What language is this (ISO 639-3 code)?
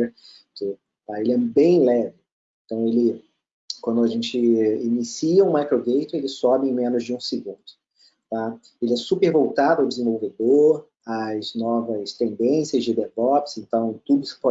por